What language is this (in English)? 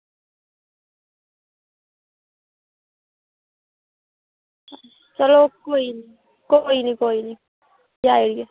Dogri